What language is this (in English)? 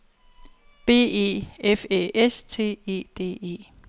Danish